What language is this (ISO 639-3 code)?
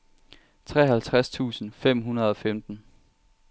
dan